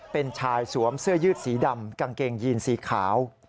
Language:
Thai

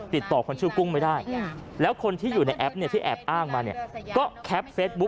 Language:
Thai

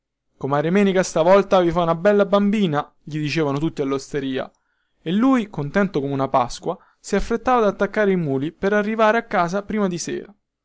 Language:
Italian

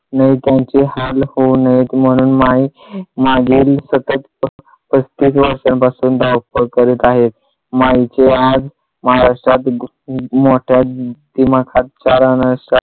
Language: Marathi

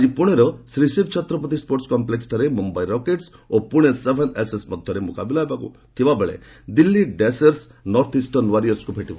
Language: Odia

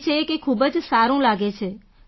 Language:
Gujarati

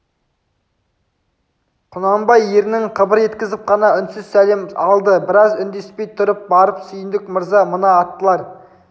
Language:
Kazakh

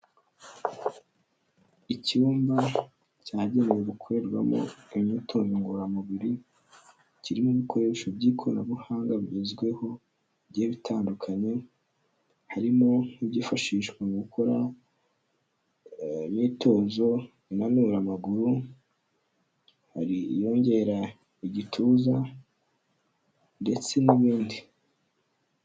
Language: Kinyarwanda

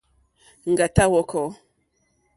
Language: Mokpwe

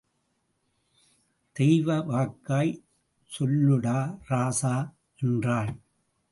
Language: Tamil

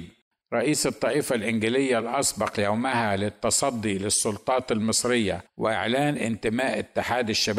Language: Arabic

